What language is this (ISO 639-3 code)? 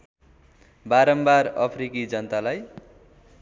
nep